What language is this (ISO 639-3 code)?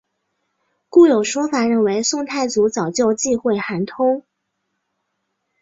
zho